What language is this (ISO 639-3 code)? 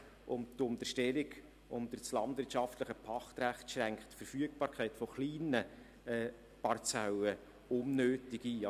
gsw